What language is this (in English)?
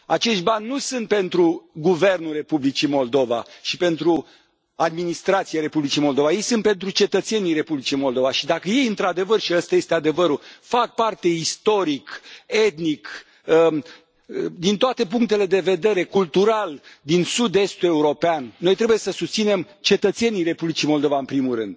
Romanian